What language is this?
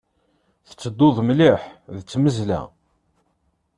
Kabyle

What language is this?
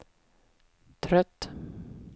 Swedish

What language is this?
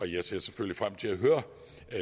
Danish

